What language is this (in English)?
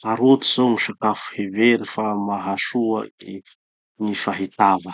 Tanosy Malagasy